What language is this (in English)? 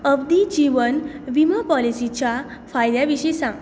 Konkani